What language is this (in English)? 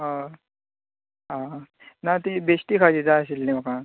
Konkani